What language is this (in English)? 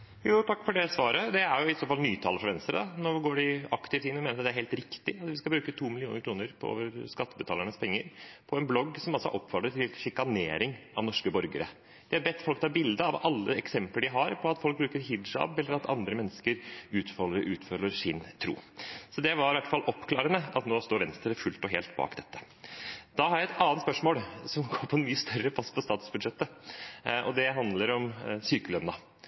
Norwegian Bokmål